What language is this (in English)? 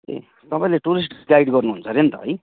Nepali